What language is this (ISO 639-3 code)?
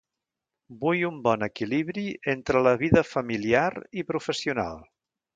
cat